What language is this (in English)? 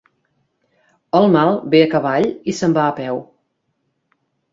Catalan